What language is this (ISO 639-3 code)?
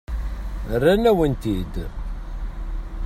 kab